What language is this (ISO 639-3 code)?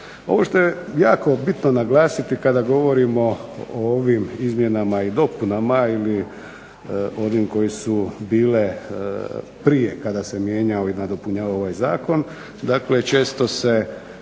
hrv